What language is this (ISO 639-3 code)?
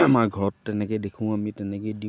asm